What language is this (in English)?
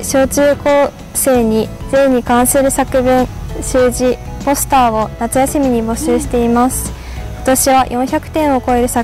Japanese